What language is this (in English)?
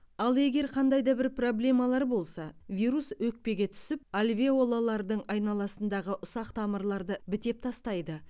Kazakh